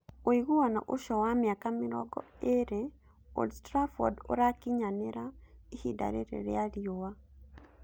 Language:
Kikuyu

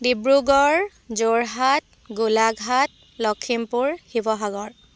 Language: Assamese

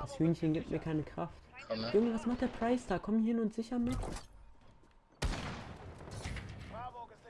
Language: German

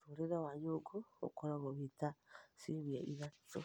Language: Kikuyu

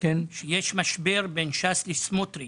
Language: Hebrew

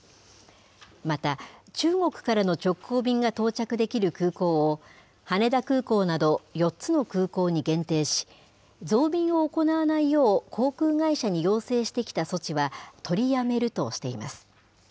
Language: Japanese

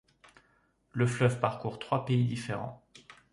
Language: French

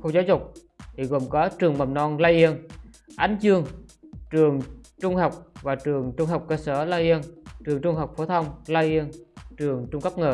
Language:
Vietnamese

